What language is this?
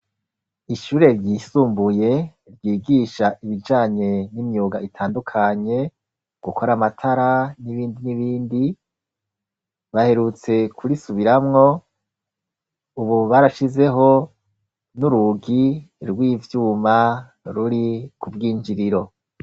Rundi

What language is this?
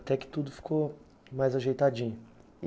Portuguese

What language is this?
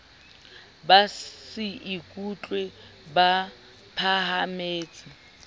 Southern Sotho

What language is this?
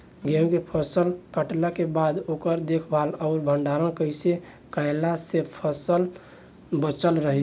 Bhojpuri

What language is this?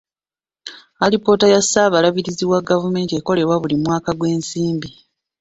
Ganda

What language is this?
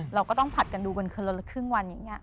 Thai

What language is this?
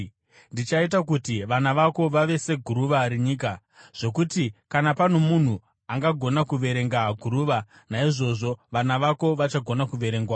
Shona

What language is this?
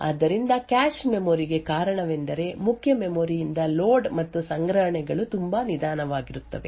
Kannada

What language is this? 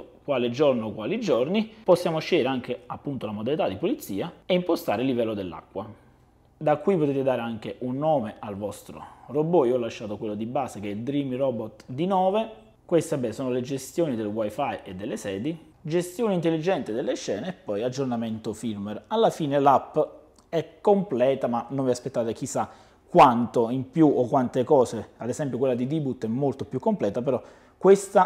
Italian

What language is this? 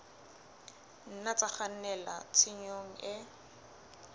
Southern Sotho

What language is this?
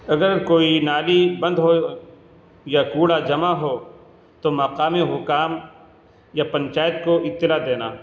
Urdu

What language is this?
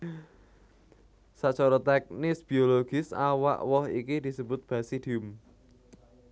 Javanese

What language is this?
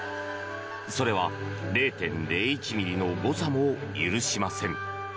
Japanese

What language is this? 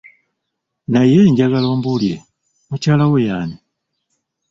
Ganda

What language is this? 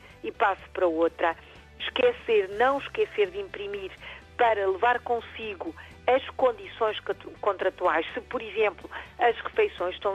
Portuguese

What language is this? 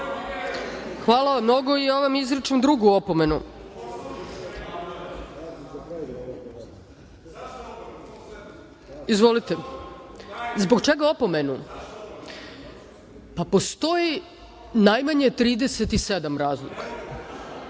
Serbian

